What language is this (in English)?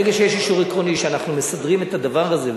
Hebrew